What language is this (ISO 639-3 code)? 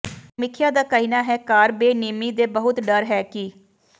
pan